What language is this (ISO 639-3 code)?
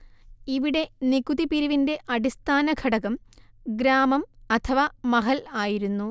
mal